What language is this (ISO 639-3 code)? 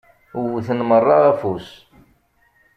kab